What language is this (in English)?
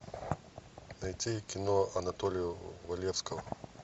Russian